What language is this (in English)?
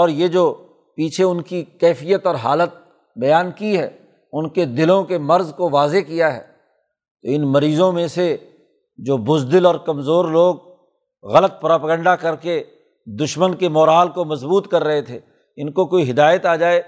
Urdu